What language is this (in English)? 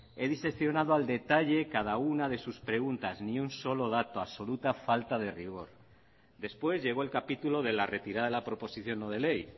Spanish